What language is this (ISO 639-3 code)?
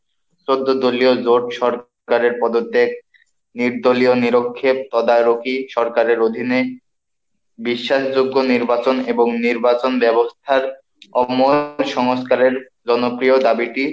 ben